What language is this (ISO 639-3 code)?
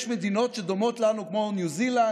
heb